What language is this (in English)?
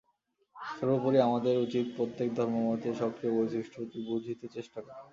Bangla